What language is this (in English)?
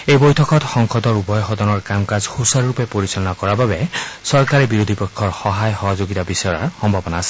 Assamese